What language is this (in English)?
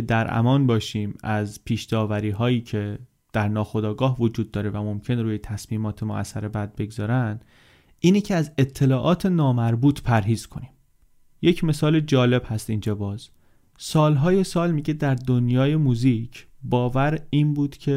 Persian